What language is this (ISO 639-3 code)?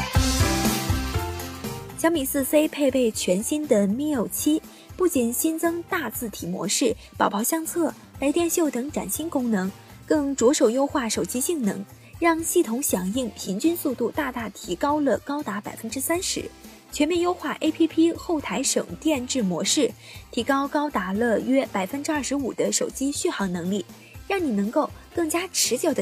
zho